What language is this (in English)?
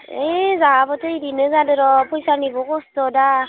Bodo